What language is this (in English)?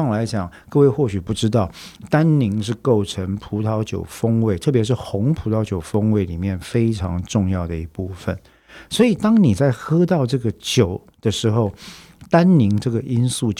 Chinese